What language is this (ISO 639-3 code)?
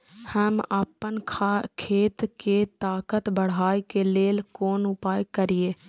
mai